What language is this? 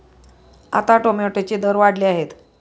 Marathi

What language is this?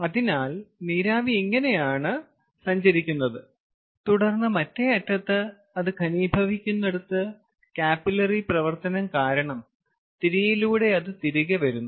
Malayalam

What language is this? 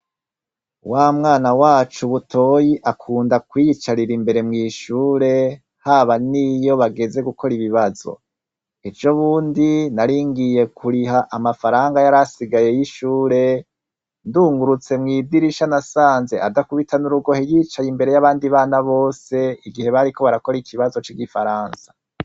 Rundi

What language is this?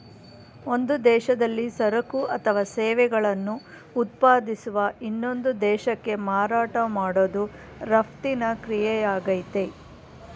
Kannada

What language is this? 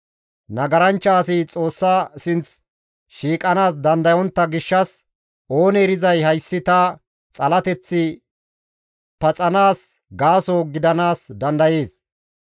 Gamo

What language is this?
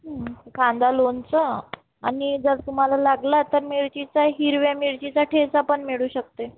Marathi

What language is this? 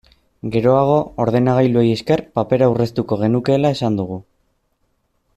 Basque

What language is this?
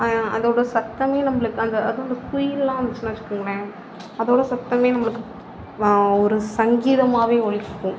Tamil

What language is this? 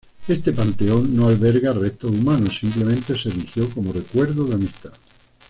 Spanish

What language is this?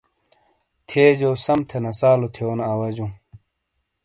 Shina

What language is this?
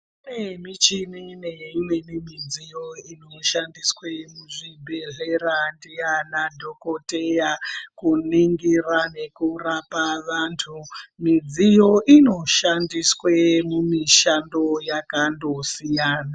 Ndau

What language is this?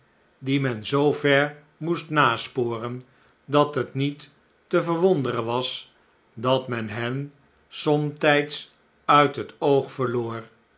Dutch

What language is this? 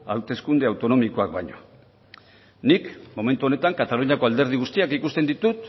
Basque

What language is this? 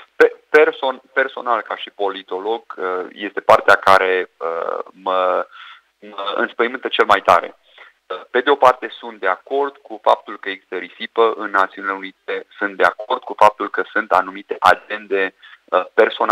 Romanian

